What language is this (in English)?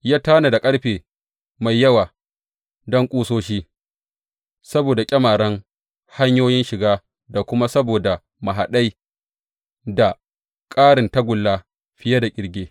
Hausa